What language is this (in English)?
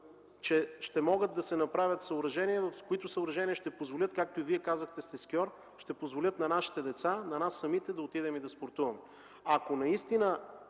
Bulgarian